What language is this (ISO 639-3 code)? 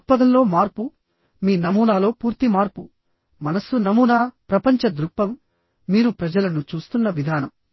tel